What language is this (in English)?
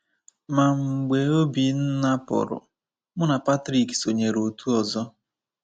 Igbo